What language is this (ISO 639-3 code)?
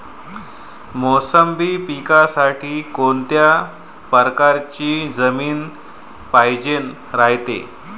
mar